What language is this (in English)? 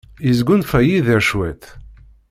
Kabyle